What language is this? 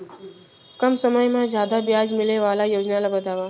Chhattisgarhi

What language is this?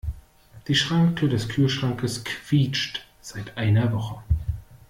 German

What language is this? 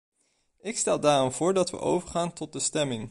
Dutch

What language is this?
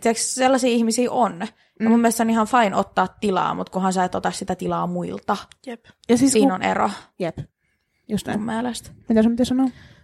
Finnish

